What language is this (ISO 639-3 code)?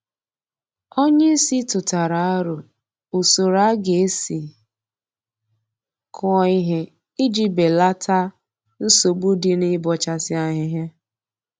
ibo